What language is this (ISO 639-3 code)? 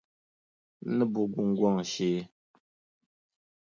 dag